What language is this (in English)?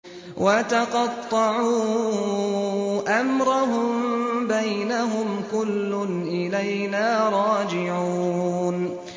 Arabic